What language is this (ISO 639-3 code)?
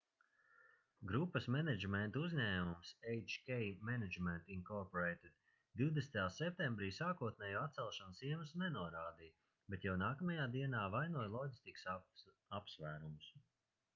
lav